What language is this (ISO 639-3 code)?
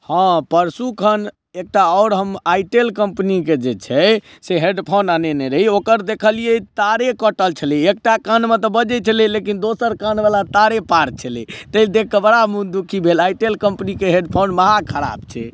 mai